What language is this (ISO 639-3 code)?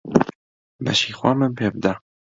ckb